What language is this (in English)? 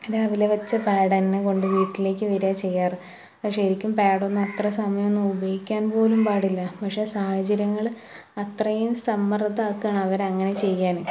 Malayalam